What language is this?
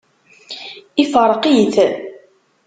Kabyle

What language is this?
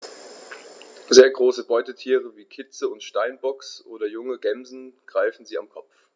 German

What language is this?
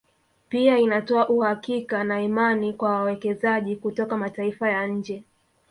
Swahili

